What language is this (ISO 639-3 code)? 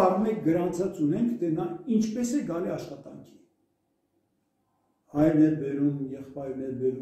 tur